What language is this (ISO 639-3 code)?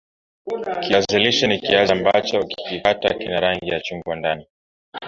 swa